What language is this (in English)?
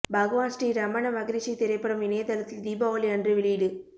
Tamil